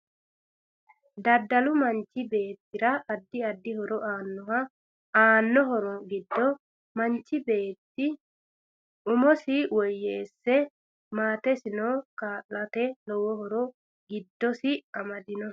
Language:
Sidamo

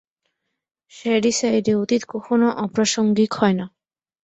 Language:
Bangla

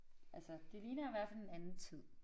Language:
Danish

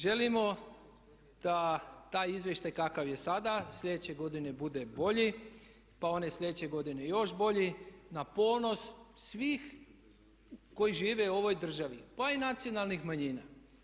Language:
Croatian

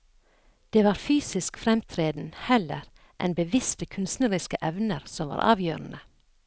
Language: Norwegian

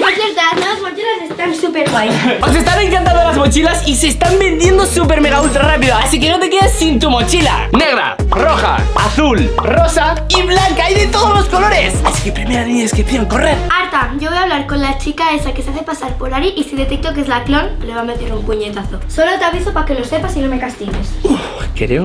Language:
Spanish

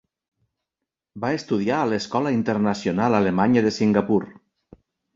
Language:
Catalan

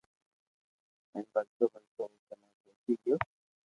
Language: Loarki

